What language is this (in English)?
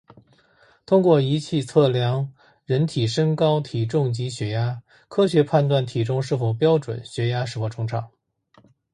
Chinese